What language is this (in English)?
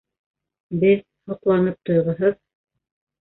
Bashkir